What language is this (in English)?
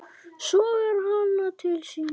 Icelandic